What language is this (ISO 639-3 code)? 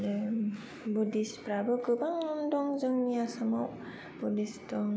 brx